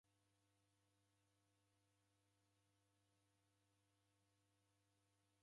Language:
Taita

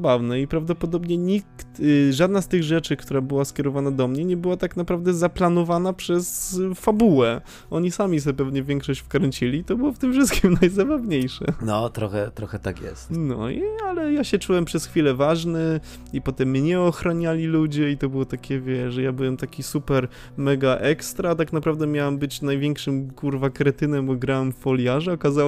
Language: Polish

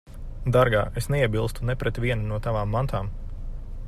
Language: Latvian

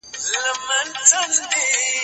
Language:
Pashto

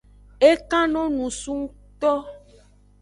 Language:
Aja (Benin)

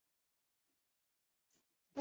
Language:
Chinese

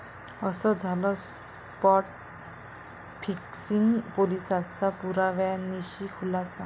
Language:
Marathi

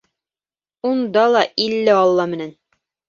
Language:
Bashkir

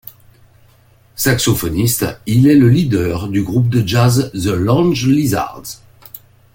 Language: French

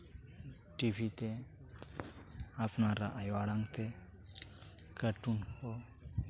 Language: Santali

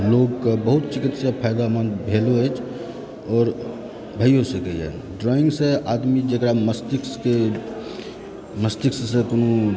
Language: Maithili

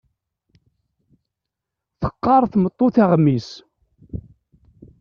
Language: Kabyle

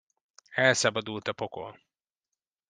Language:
Hungarian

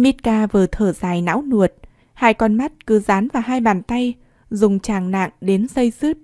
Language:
Vietnamese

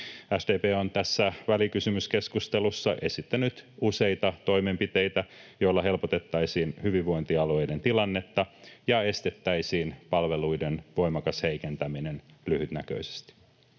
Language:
Finnish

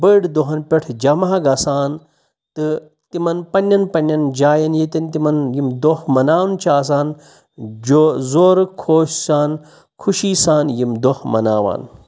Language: Kashmiri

